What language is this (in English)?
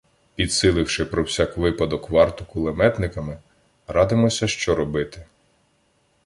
Ukrainian